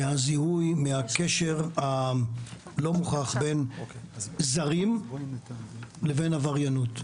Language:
Hebrew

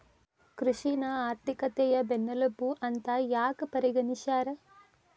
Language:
Kannada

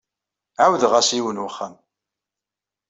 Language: Kabyle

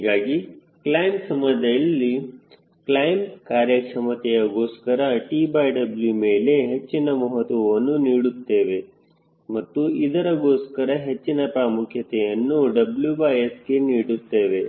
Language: Kannada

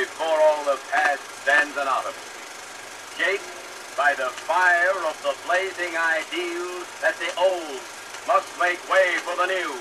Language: English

